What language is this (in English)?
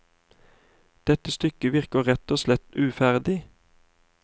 Norwegian